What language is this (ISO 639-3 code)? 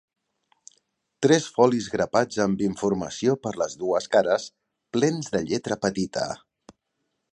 cat